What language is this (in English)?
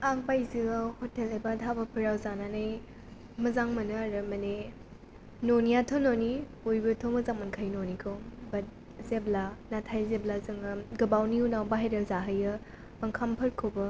Bodo